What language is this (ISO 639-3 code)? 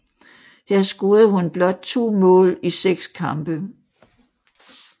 dan